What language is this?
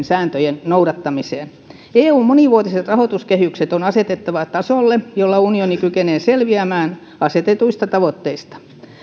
Finnish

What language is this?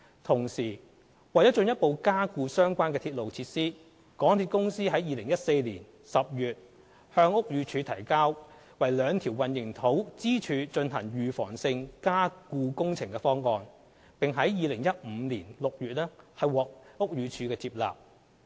Cantonese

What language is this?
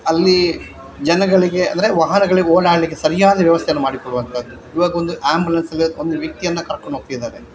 Kannada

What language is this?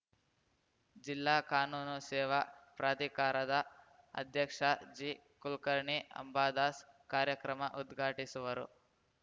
Kannada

